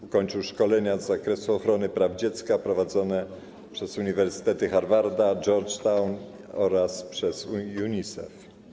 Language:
Polish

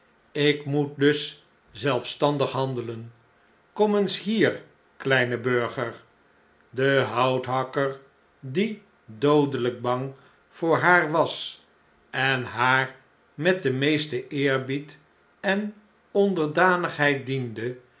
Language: Dutch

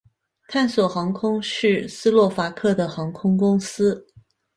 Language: Chinese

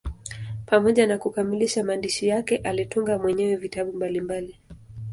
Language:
Swahili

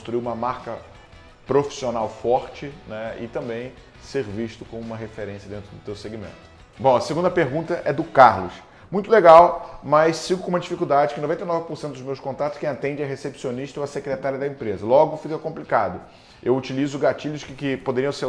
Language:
Portuguese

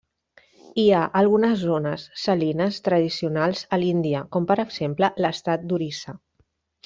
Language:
Catalan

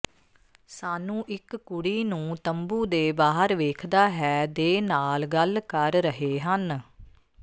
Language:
Punjabi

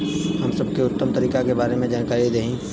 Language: Bhojpuri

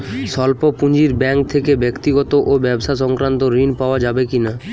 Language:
Bangla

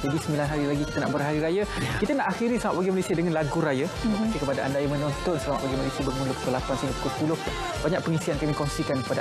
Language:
Malay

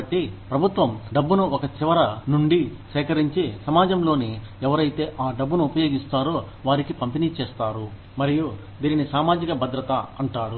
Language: Telugu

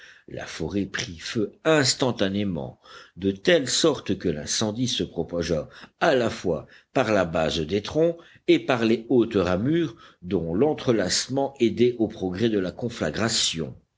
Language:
French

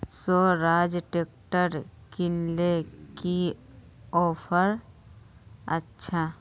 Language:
Magahi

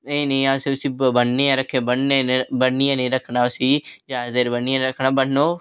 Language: Dogri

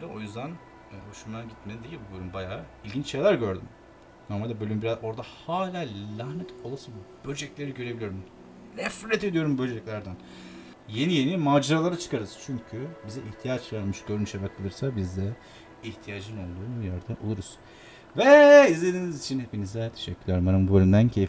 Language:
Turkish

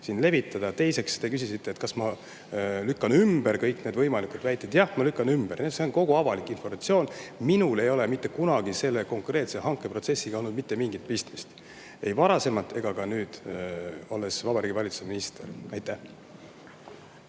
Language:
Estonian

